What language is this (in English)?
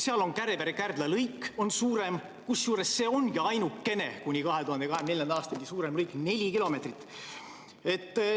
Estonian